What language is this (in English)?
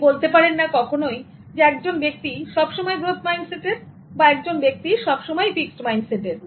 Bangla